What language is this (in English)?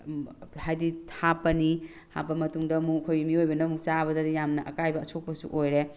Manipuri